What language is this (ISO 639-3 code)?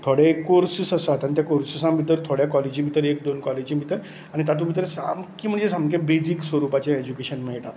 kok